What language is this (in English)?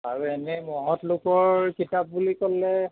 Assamese